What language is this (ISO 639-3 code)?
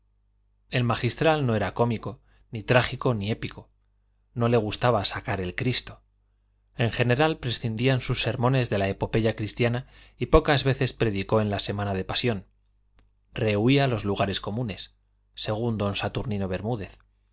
spa